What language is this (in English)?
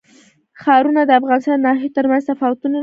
Pashto